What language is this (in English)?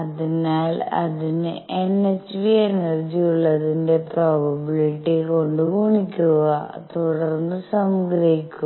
Malayalam